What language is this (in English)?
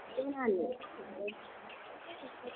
Dogri